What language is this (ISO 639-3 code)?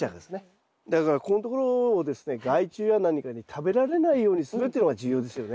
jpn